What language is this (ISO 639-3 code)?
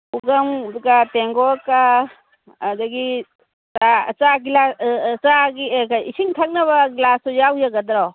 mni